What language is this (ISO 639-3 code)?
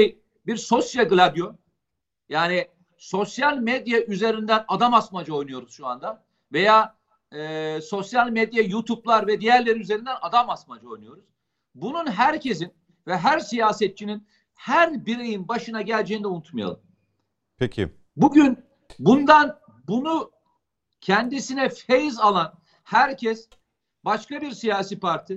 tur